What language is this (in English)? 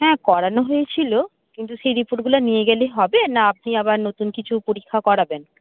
Bangla